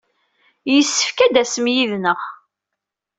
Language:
Kabyle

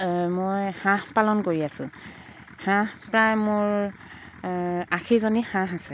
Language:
Assamese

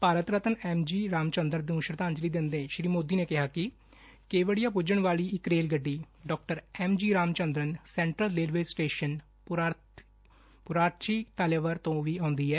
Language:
Punjabi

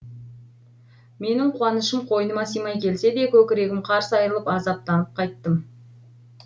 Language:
Kazakh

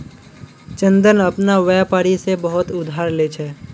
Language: Magahi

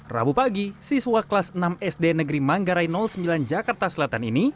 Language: Indonesian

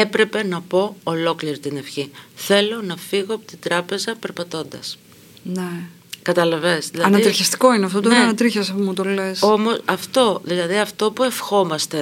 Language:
Greek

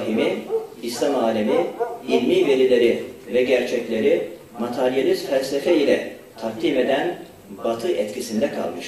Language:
Turkish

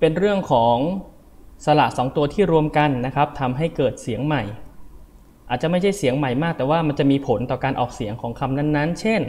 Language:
Thai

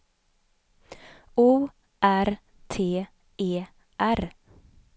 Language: Swedish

